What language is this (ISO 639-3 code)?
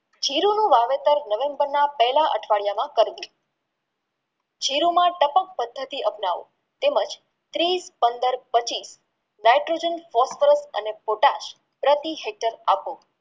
guj